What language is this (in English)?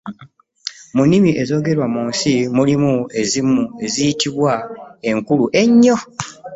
Ganda